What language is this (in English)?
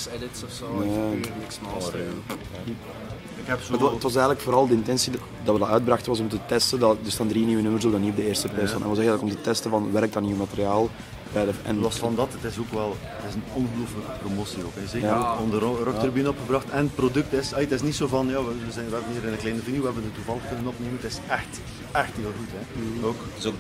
Dutch